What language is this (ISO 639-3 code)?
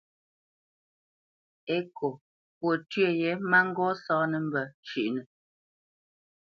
bce